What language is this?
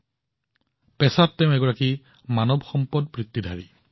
Assamese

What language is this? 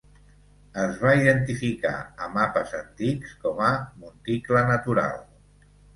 Catalan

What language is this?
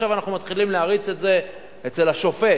Hebrew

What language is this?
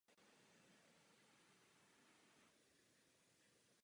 Czech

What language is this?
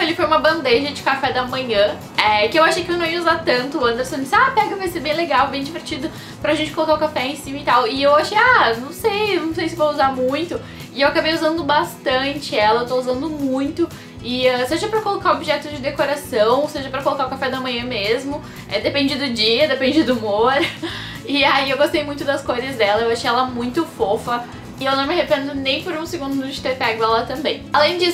Portuguese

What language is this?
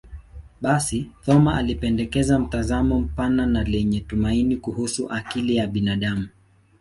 Swahili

